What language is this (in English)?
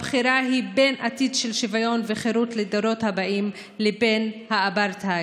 Hebrew